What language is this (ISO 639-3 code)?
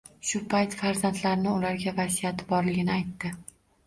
uzb